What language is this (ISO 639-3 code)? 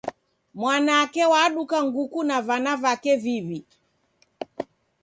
dav